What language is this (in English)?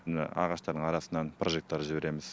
Kazakh